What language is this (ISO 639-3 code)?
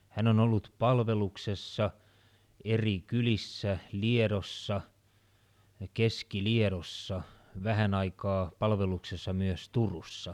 fin